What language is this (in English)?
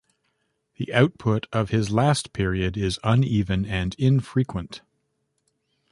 English